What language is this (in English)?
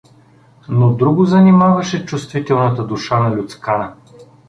Bulgarian